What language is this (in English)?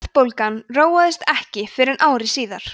Icelandic